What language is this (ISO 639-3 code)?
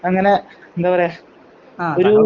mal